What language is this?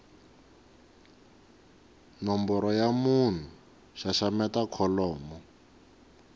Tsonga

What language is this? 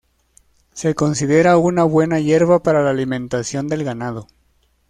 Spanish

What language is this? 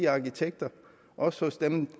Danish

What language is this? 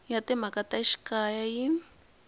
Tsonga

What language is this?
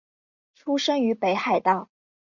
Chinese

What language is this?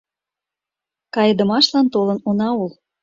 Mari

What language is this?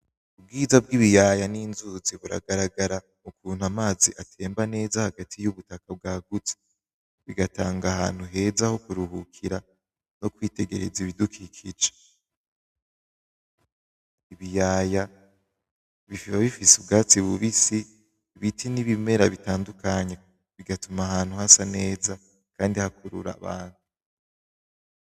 Rundi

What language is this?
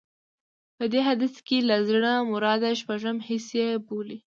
Pashto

